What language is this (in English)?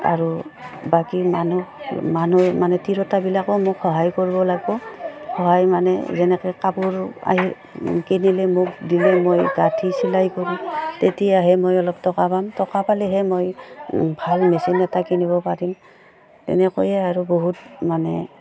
Assamese